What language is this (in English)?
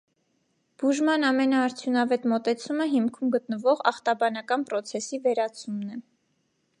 Armenian